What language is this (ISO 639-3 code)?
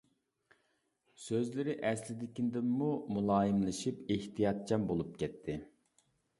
uig